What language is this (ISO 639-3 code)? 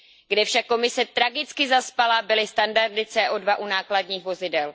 ces